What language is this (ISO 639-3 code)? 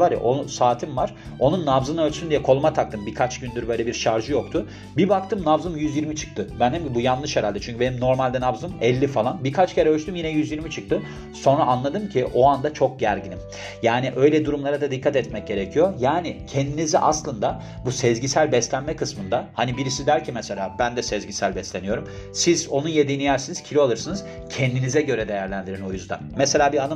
tur